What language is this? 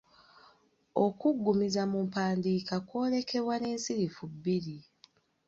Ganda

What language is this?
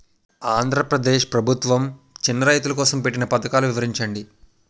Telugu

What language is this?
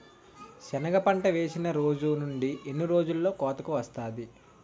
Telugu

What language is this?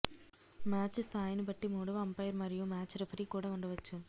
Telugu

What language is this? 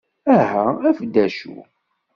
Kabyle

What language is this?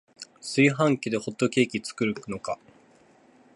Japanese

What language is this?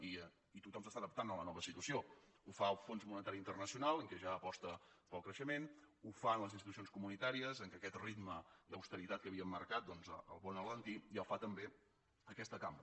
Catalan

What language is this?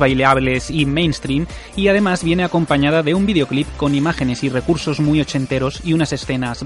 Spanish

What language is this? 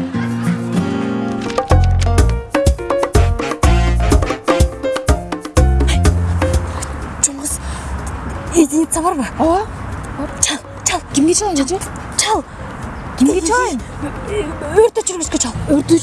Turkish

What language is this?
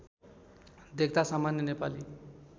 Nepali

